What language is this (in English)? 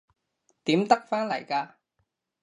Cantonese